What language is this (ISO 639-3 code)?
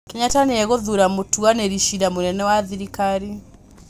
kik